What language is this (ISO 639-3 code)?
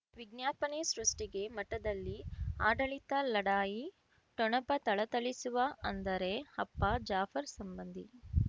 kan